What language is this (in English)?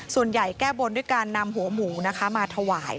Thai